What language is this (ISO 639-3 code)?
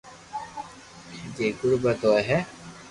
lrk